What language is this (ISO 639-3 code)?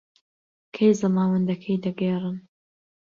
ckb